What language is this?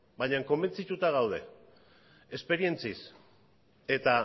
Basque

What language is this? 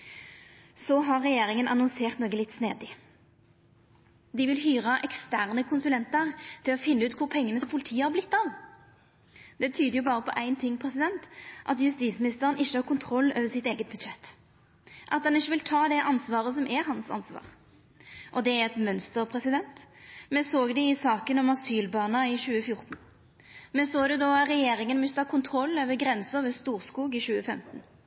Norwegian Nynorsk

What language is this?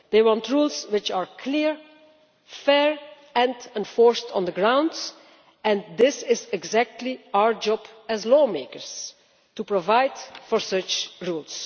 English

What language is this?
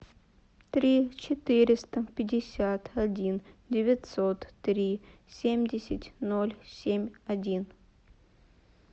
Russian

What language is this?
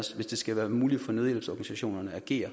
Danish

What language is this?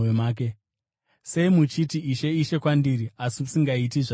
Shona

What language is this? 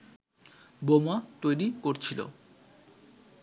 Bangla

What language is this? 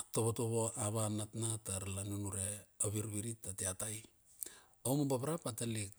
Bilur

